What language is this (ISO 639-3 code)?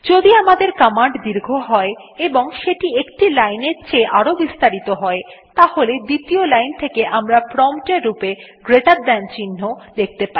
ben